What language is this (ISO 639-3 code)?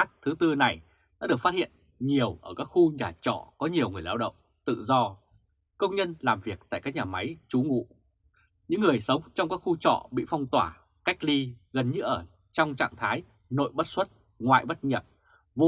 vie